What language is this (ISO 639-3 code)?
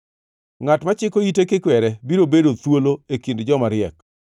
luo